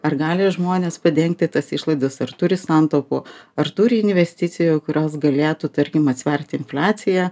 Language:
Lithuanian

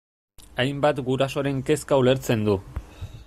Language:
Basque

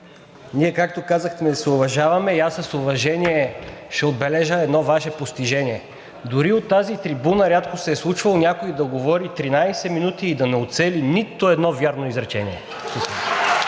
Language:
Bulgarian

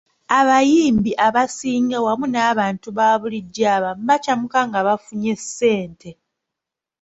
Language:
Ganda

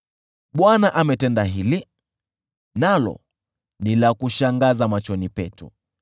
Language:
Swahili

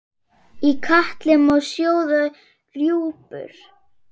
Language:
Icelandic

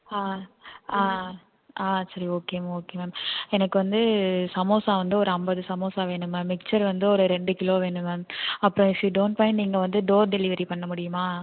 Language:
Tamil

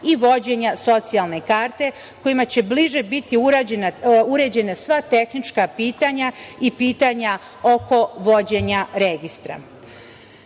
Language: Serbian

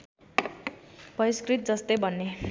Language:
Nepali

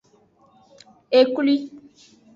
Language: Aja (Benin)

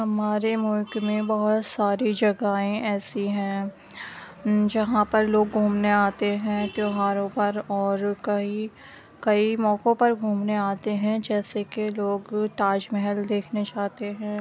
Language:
Urdu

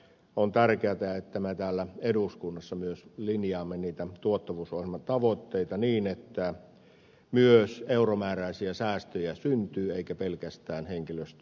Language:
Finnish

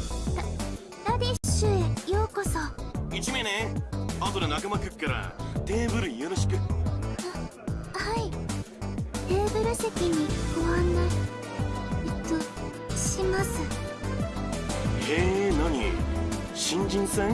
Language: Japanese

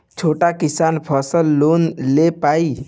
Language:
Bhojpuri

